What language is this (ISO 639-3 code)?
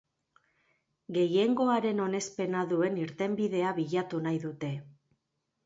eus